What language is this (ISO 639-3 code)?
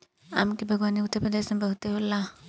bho